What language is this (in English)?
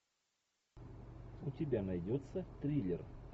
Russian